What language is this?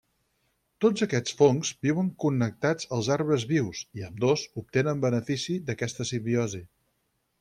Catalan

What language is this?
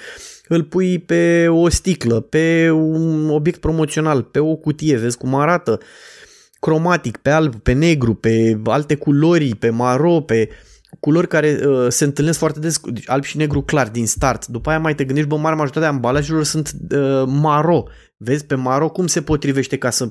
Romanian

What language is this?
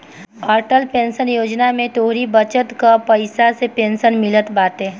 Bhojpuri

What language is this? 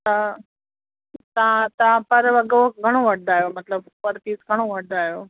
Sindhi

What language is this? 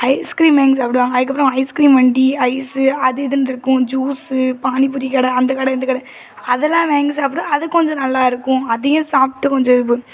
Tamil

